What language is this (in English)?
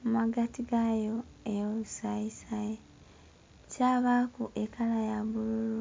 Soga